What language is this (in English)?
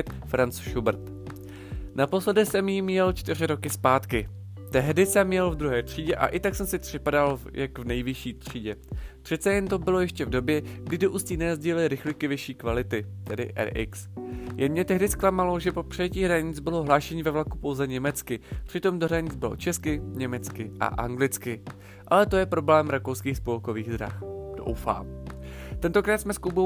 Czech